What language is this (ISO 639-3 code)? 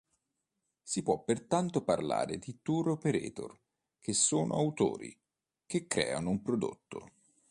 ita